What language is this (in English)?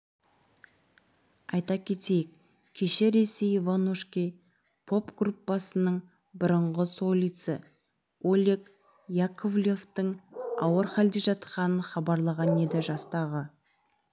Kazakh